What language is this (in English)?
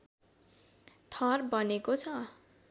Nepali